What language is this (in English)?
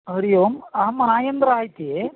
Sanskrit